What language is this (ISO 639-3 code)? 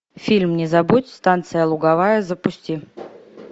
rus